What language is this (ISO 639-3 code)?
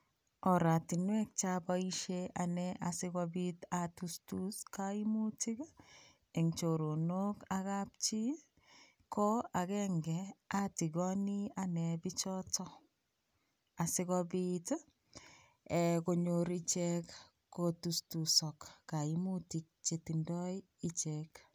kln